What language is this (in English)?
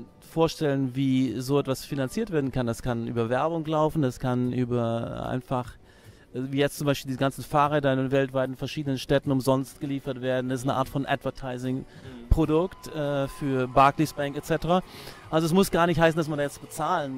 German